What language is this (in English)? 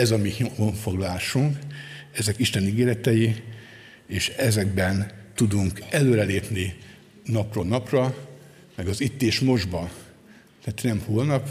Hungarian